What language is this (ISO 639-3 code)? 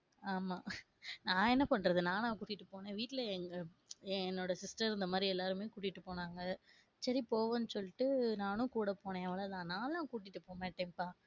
tam